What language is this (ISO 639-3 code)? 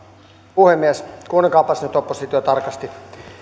fin